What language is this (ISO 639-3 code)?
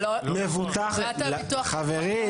heb